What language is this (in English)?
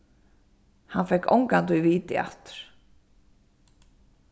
Faroese